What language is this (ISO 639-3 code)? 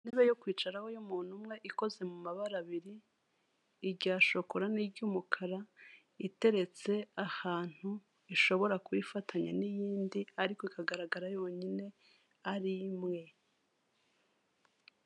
kin